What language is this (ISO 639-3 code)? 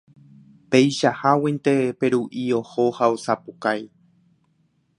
grn